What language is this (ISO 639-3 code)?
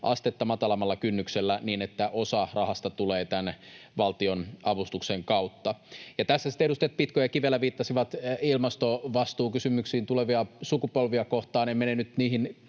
fin